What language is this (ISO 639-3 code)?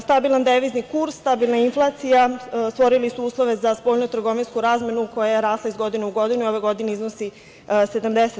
srp